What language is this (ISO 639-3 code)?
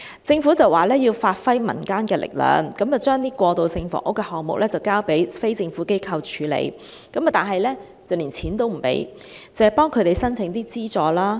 yue